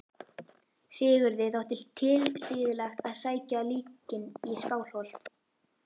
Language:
Icelandic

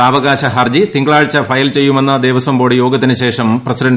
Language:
Malayalam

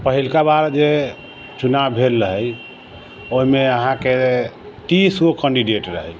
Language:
Maithili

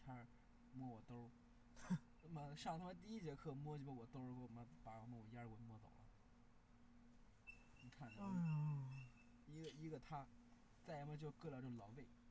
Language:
Chinese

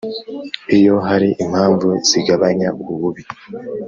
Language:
Kinyarwanda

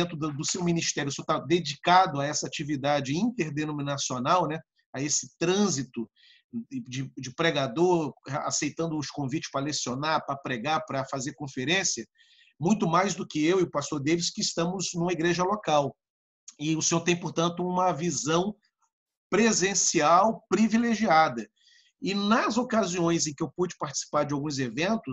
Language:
Portuguese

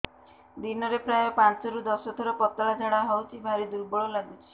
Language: Odia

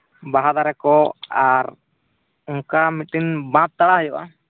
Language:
Santali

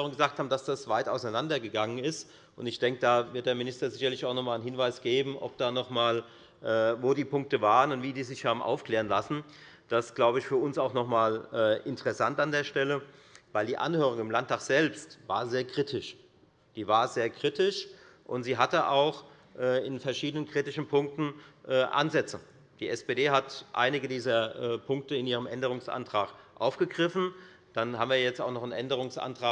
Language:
German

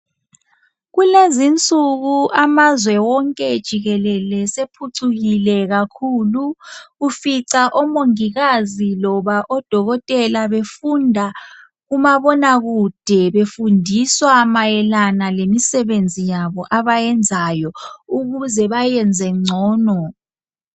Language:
North Ndebele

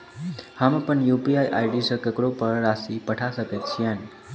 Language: Maithili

